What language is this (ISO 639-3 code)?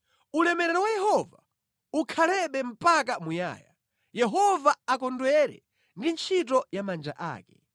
nya